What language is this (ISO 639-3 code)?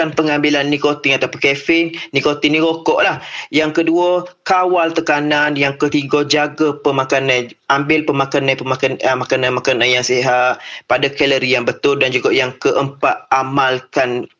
msa